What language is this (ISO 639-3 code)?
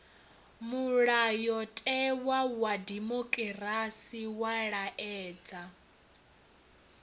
ven